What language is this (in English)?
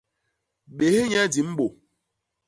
Basaa